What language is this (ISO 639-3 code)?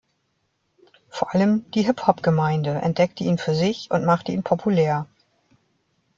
deu